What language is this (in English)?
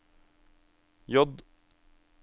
Norwegian